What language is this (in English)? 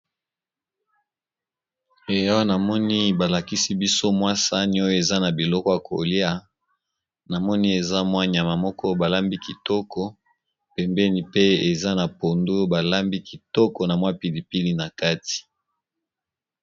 Lingala